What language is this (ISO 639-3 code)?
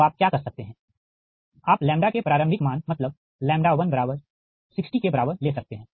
hin